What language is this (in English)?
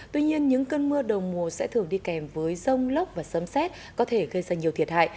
Vietnamese